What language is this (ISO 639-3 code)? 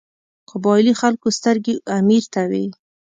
pus